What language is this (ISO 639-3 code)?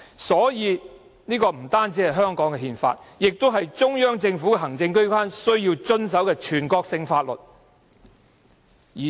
yue